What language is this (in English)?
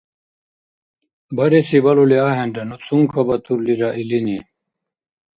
Dargwa